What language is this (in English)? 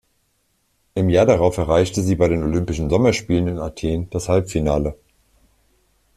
German